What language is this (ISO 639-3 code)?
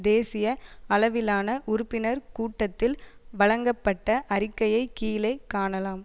tam